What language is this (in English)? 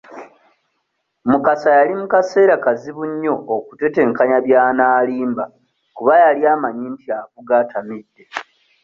Ganda